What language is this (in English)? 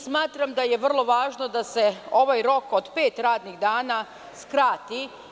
Serbian